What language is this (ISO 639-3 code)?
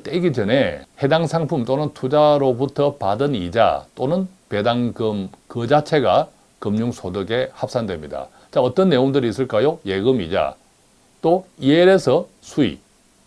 kor